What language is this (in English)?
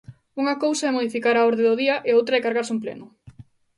Galician